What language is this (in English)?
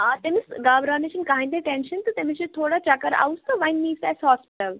Kashmiri